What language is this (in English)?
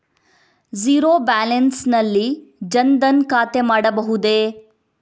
Kannada